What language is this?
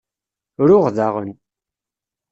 Kabyle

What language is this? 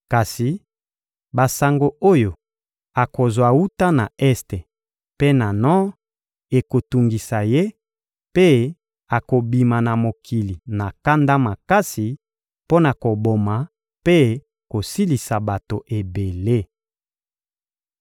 Lingala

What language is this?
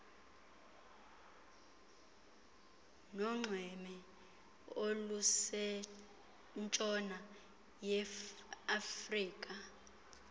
Xhosa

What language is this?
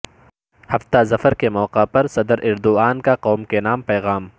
Urdu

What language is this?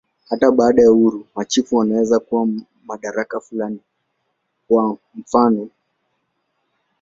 Swahili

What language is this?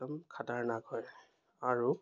Assamese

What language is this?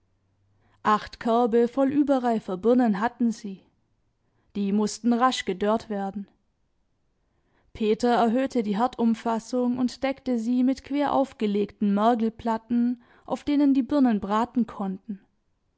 German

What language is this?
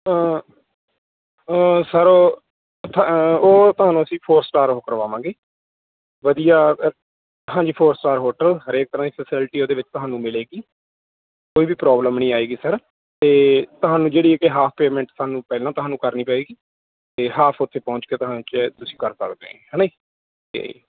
Punjabi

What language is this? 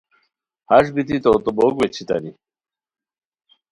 Khowar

